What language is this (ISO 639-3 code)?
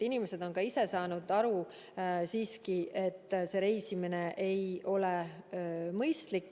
est